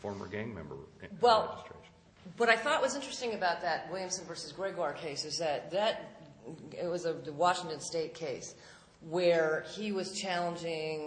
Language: English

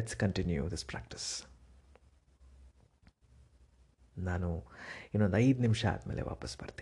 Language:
Kannada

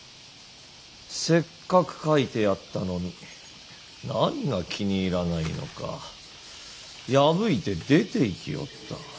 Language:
Japanese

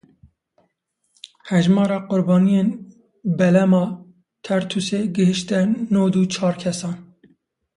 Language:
Kurdish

